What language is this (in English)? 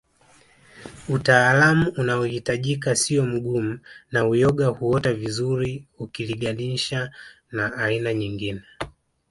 Swahili